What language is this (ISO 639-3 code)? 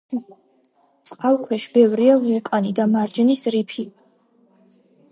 kat